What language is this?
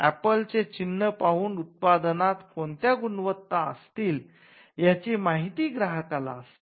Marathi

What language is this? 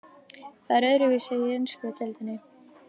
Icelandic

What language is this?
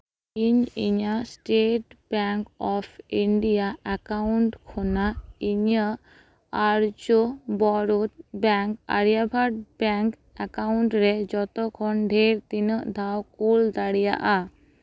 Santali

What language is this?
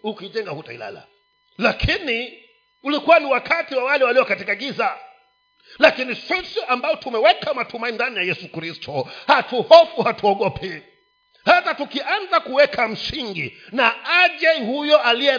Swahili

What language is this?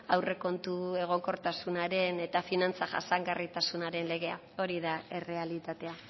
Basque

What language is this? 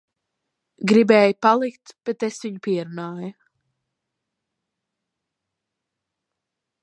Latvian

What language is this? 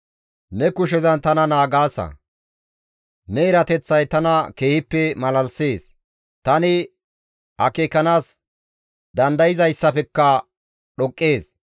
Gamo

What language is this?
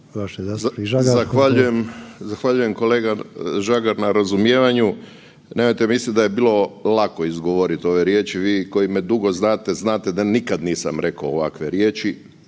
Croatian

